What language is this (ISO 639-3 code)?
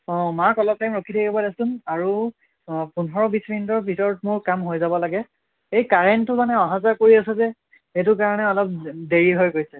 asm